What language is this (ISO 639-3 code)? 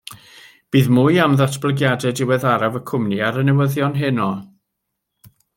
cym